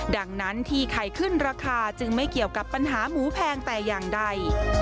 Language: Thai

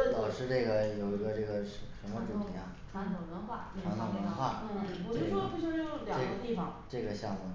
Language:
Chinese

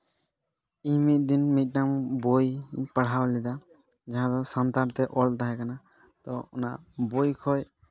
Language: Santali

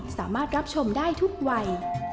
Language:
Thai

